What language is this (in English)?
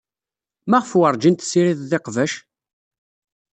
Kabyle